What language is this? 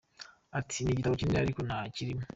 Kinyarwanda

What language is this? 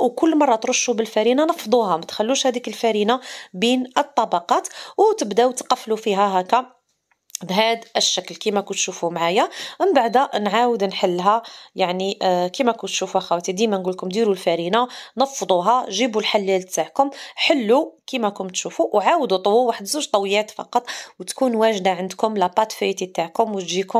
Arabic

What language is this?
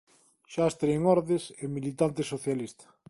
Galician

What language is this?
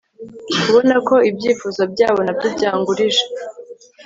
Kinyarwanda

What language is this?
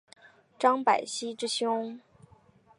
Chinese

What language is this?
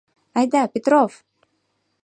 Mari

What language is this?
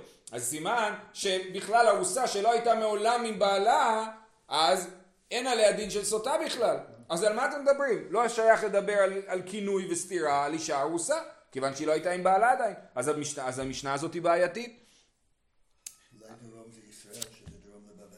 Hebrew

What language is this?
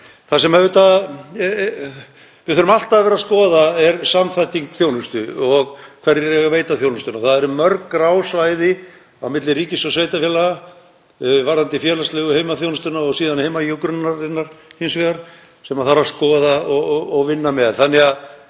Icelandic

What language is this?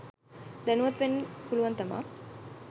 Sinhala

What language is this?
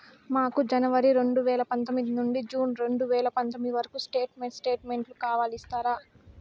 Telugu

